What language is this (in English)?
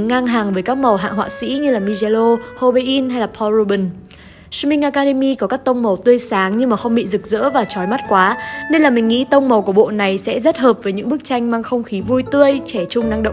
Vietnamese